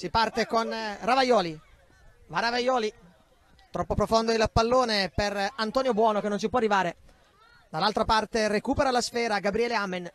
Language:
Italian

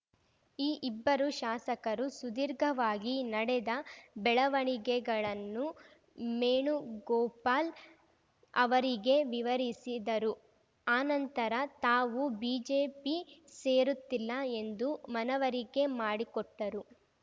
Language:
Kannada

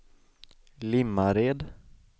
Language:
Swedish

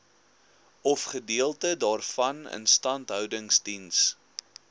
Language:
Afrikaans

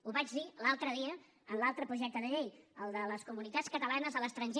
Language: Catalan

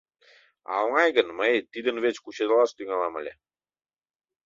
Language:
Mari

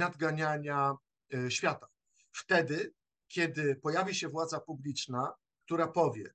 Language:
Polish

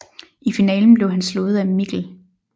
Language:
Danish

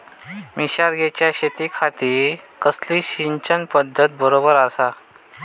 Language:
Marathi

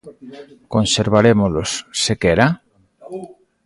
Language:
Galician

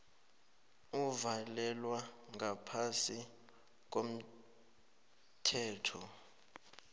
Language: South Ndebele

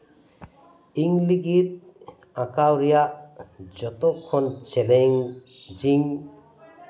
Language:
Santali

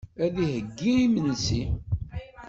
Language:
Kabyle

